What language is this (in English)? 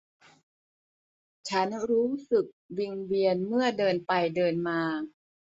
Thai